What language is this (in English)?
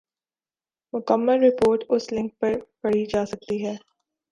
Urdu